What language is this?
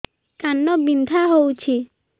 Odia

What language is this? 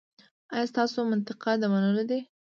Pashto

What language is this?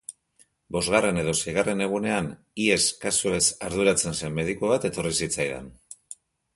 Basque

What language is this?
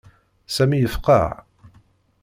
Kabyle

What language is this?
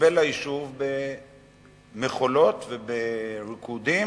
Hebrew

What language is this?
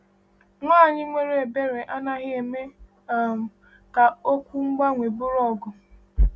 Igbo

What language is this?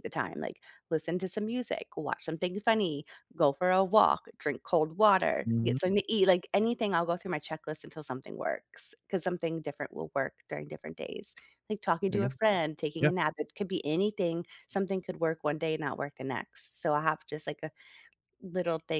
English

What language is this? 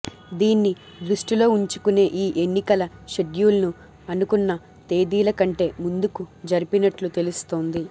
Telugu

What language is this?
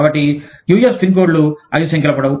Telugu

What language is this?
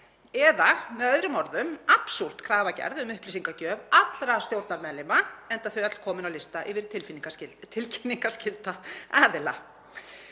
Icelandic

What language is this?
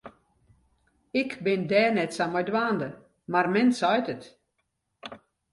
Western Frisian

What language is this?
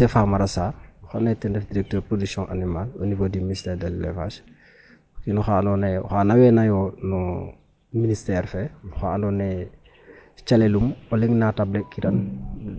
Serer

